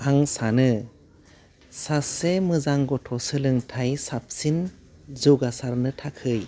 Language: Bodo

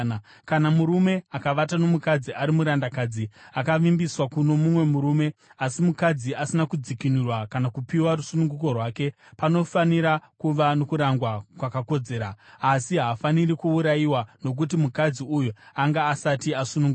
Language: Shona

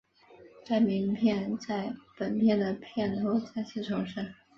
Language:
Chinese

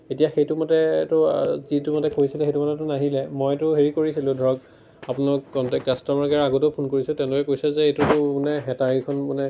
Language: Assamese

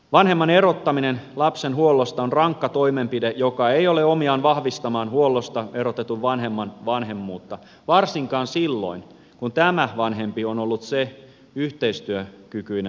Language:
Finnish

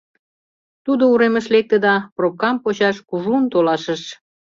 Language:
Mari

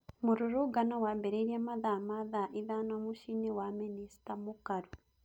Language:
Kikuyu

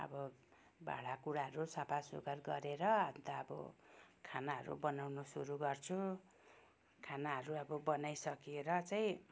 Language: Nepali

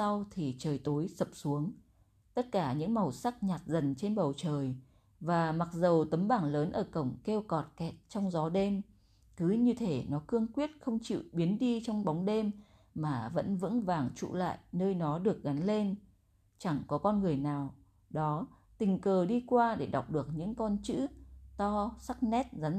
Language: Vietnamese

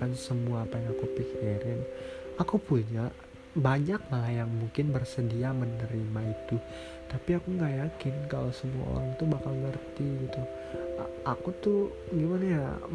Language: Indonesian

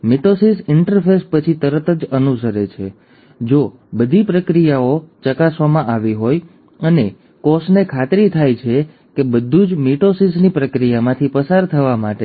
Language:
Gujarati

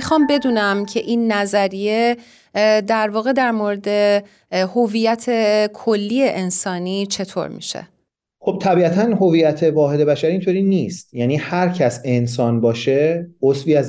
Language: Persian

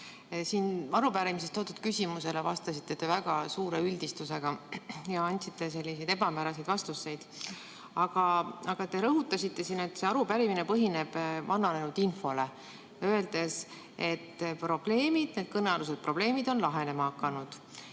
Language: Estonian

